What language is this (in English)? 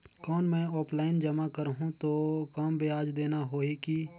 Chhattisgarhi